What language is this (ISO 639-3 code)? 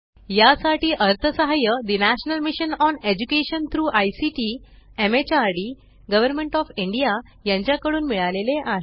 mar